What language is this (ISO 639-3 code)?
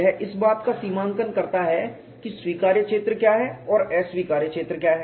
hin